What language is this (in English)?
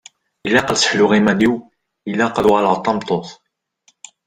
Kabyle